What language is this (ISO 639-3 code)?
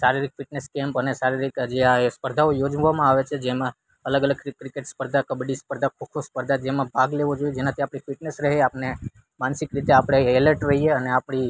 guj